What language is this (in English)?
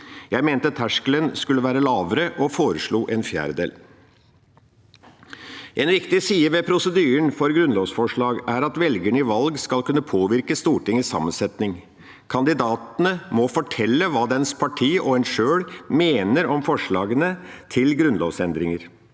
Norwegian